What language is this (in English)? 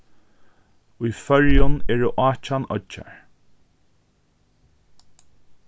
Faroese